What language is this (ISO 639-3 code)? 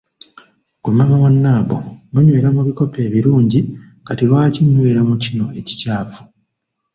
lug